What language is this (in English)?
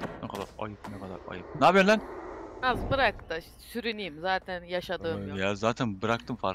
Turkish